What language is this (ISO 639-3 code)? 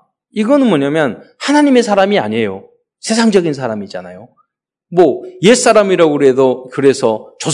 kor